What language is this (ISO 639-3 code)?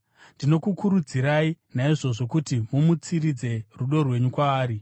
sna